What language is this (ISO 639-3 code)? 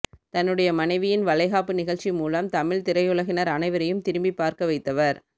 tam